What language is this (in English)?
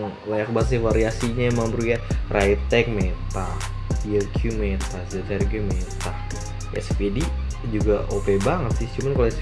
Indonesian